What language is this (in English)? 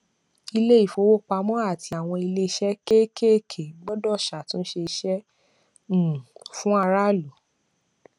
Yoruba